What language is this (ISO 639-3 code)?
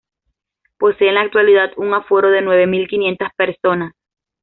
spa